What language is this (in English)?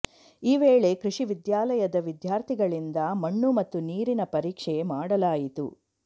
Kannada